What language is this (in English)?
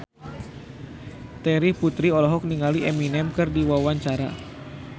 Sundanese